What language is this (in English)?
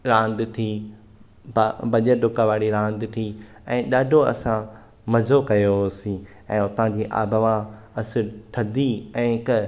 Sindhi